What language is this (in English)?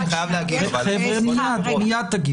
Hebrew